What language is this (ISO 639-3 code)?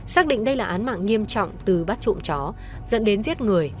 vie